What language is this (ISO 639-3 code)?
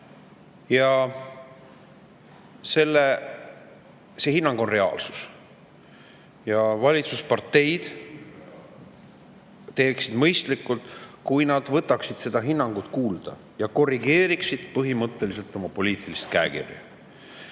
est